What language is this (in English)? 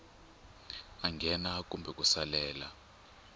Tsonga